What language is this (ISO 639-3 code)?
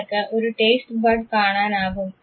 mal